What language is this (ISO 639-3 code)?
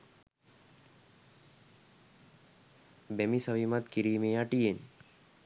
sin